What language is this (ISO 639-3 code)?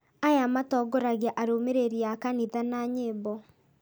kik